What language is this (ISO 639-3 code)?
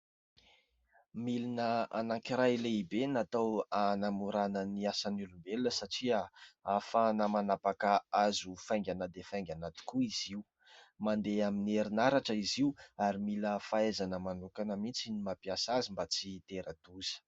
mlg